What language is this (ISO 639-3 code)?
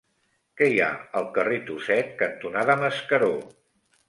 cat